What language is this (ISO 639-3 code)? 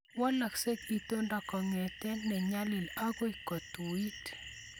kln